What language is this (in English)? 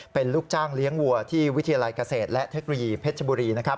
Thai